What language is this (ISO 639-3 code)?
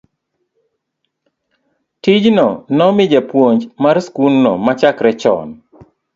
luo